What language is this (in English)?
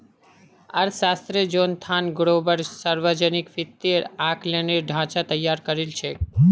Magahi